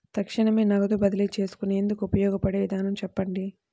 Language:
Telugu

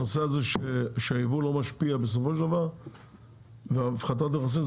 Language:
Hebrew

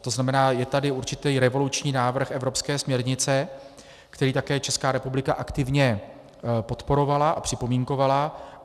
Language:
Czech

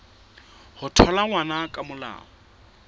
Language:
Southern Sotho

